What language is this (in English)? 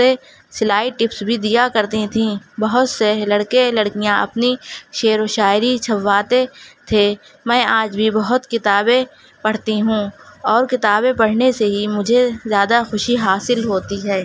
Urdu